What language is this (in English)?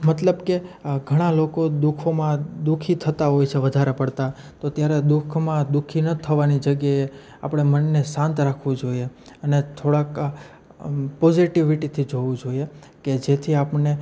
Gujarati